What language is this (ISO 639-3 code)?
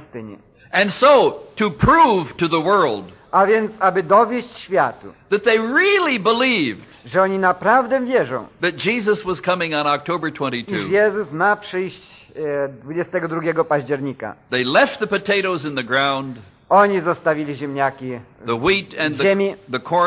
pol